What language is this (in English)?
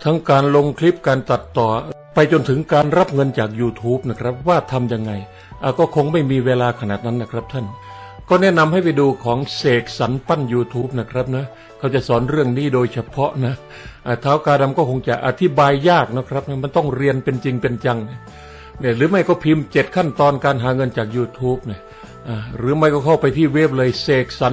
Thai